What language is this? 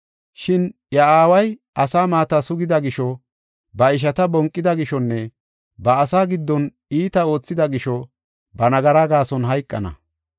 Gofa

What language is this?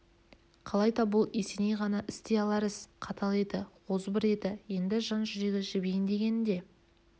Kazakh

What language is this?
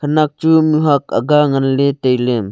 Wancho Naga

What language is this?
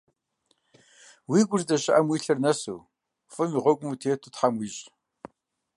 Kabardian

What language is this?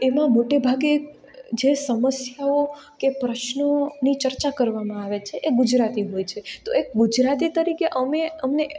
Gujarati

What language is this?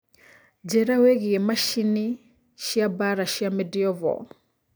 Kikuyu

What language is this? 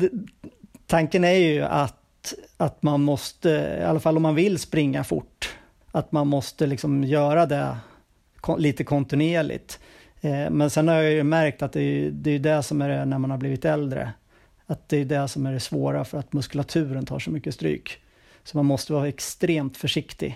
Swedish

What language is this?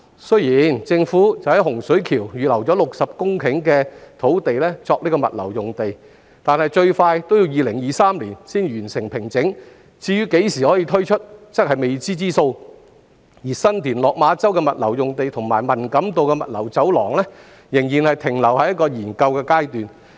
Cantonese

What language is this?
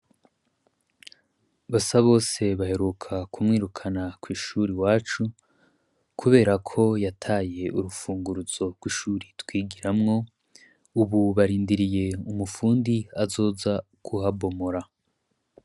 Rundi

